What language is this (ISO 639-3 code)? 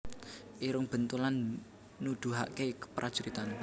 jav